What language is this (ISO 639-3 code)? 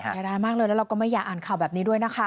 tha